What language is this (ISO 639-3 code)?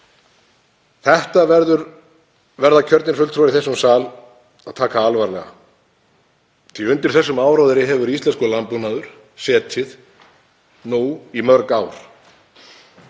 isl